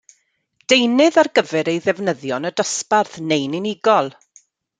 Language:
Welsh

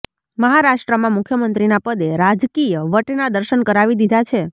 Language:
Gujarati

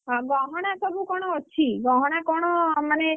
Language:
Odia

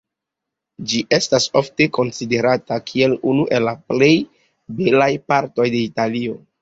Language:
Esperanto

